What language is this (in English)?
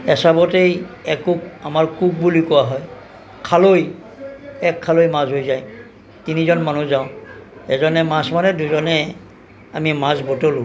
Assamese